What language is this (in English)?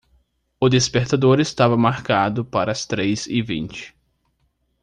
Portuguese